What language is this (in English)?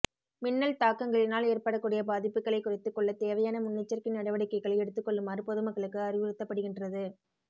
Tamil